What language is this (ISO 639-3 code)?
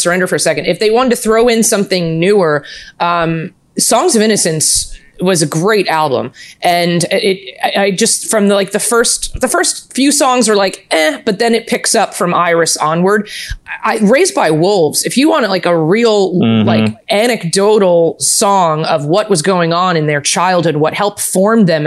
eng